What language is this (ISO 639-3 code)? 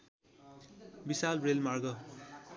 nep